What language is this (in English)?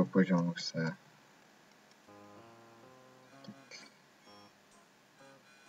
Polish